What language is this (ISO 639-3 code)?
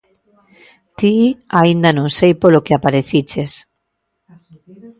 glg